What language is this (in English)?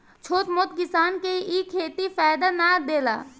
Bhojpuri